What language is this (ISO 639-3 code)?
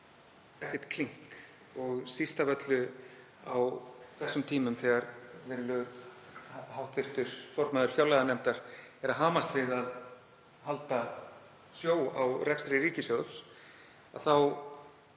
isl